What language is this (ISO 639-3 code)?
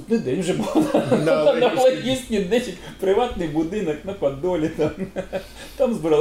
ukr